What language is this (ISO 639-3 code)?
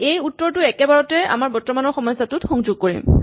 asm